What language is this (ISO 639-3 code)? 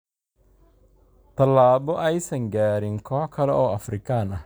som